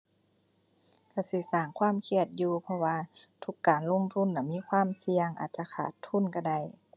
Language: Thai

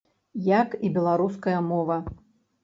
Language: Belarusian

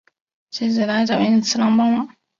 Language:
Chinese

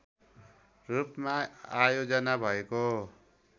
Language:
Nepali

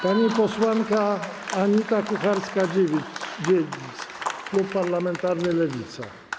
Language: Polish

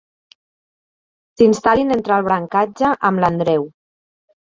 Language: Catalan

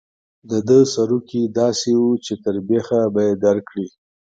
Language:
Pashto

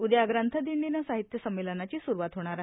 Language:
Marathi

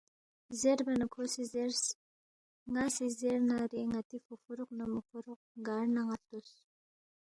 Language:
Balti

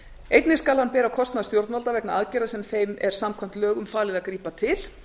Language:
Icelandic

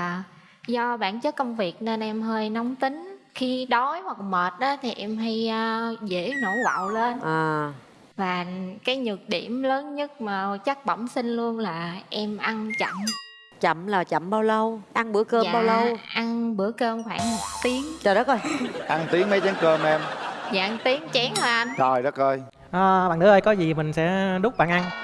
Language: Vietnamese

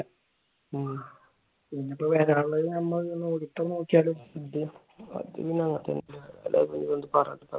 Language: Malayalam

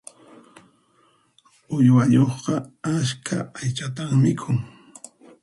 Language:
Puno Quechua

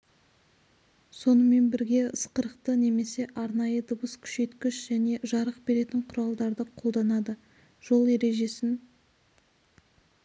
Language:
Kazakh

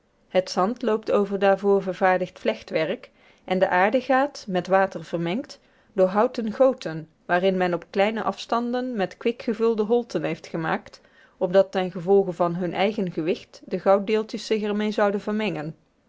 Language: Dutch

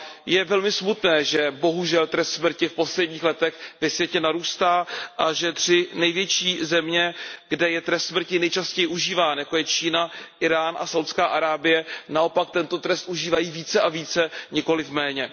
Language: Czech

